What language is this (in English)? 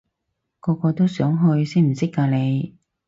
Cantonese